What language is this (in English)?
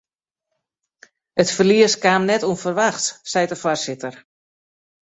Western Frisian